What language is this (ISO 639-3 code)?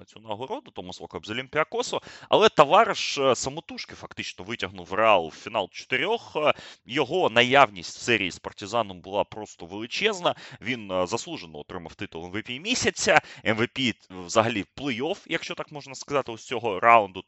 ukr